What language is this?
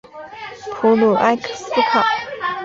Chinese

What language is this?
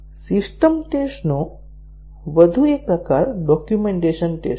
Gujarati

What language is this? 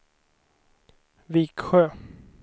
Swedish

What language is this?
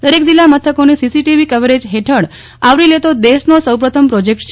Gujarati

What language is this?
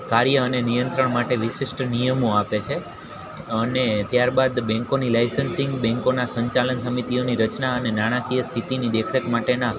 Gujarati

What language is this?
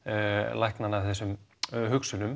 Icelandic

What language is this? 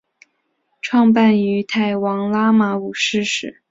Chinese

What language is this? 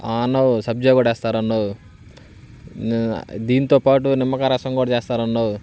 Telugu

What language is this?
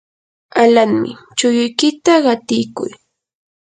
Yanahuanca Pasco Quechua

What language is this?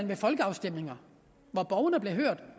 Danish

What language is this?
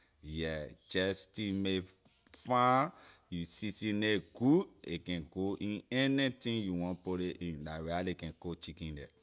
Liberian English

